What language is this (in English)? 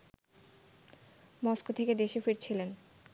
Bangla